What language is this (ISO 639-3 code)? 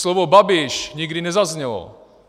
ces